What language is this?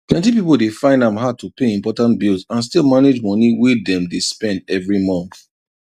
Nigerian Pidgin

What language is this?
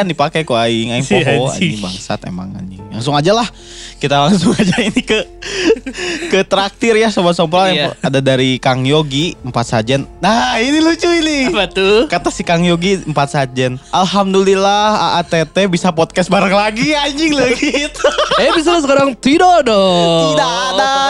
Indonesian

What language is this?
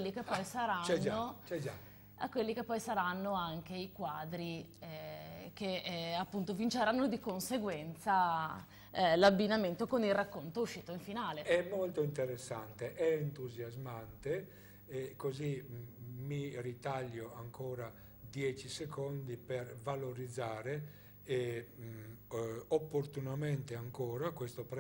Italian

